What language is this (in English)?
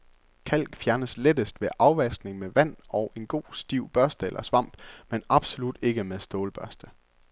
Danish